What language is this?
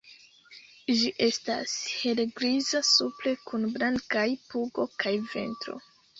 Esperanto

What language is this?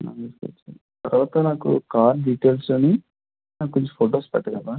Telugu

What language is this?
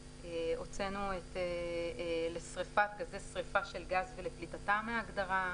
Hebrew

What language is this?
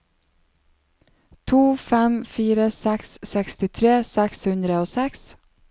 Norwegian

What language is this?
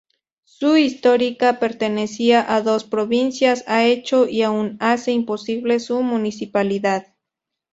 Spanish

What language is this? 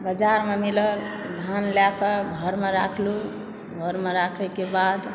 Maithili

